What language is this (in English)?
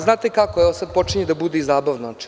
Serbian